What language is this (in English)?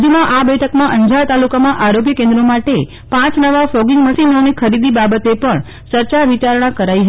Gujarati